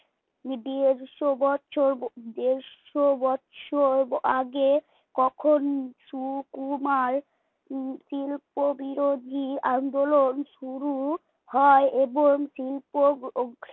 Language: Bangla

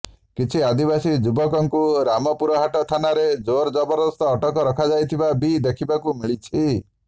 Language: Odia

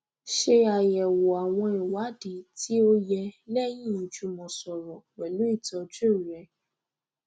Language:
Yoruba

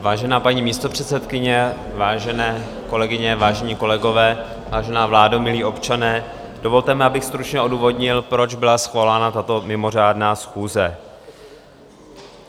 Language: Czech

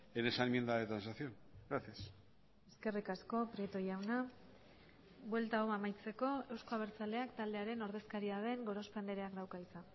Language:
Basque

